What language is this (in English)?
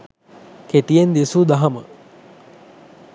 Sinhala